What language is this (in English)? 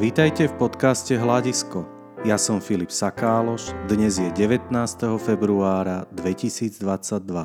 Slovak